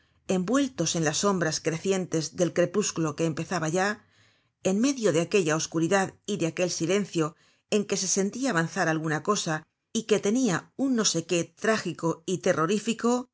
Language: Spanish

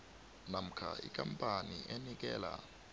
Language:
South Ndebele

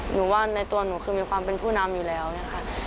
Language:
Thai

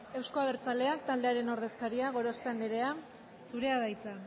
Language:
Basque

